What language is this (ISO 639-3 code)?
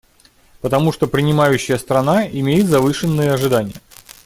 rus